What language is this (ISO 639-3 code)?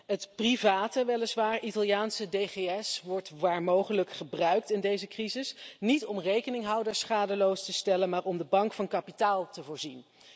nld